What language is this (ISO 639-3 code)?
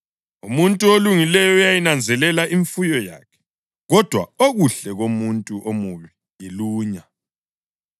nde